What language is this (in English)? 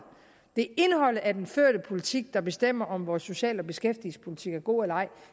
Danish